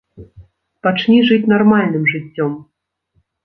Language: Belarusian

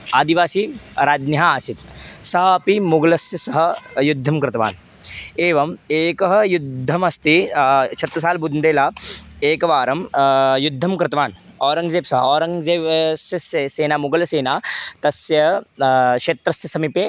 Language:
Sanskrit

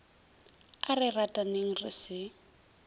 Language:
Northern Sotho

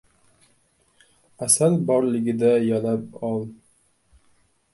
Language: Uzbek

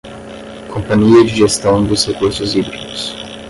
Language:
Portuguese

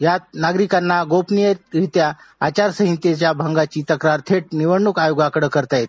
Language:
Marathi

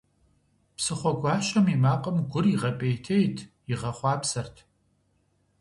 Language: Kabardian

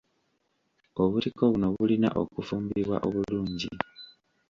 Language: Ganda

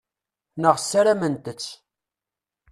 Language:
Kabyle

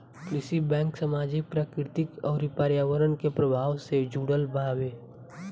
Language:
Bhojpuri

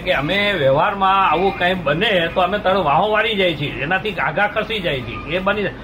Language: Gujarati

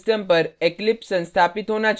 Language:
Hindi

